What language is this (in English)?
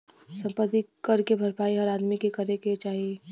Bhojpuri